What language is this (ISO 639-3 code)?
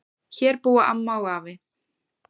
isl